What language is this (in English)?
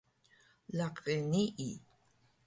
Taroko